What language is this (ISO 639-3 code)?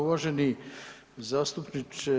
hrv